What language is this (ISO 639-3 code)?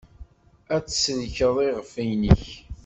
kab